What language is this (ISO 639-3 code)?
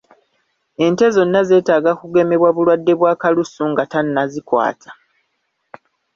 lug